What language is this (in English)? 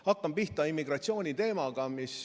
Estonian